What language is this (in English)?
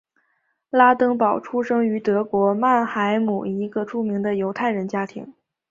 Chinese